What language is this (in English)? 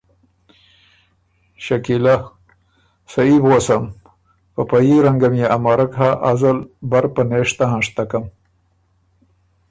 Ormuri